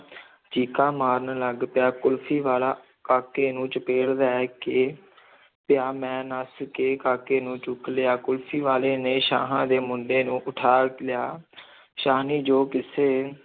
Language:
Punjabi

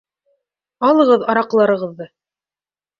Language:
Bashkir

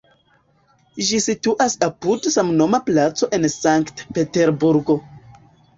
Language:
Esperanto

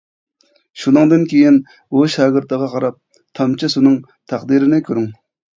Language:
Uyghur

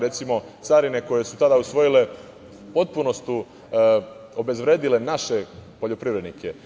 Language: Serbian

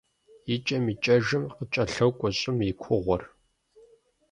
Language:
Kabardian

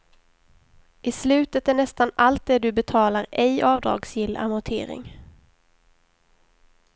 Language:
Swedish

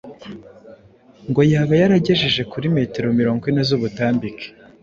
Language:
Kinyarwanda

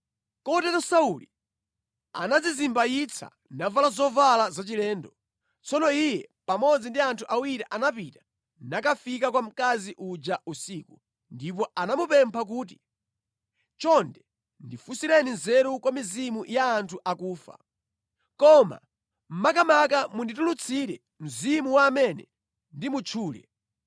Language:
Nyanja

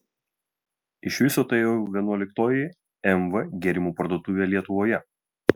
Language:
Lithuanian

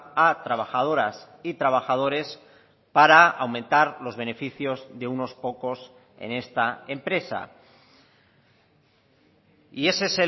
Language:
Spanish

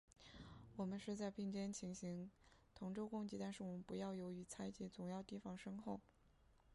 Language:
Chinese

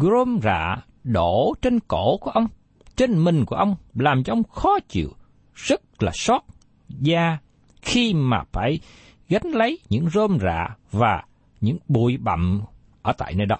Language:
Vietnamese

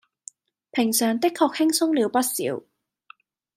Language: Cantonese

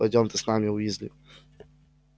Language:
Russian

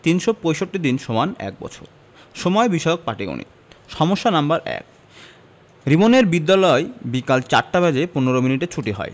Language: Bangla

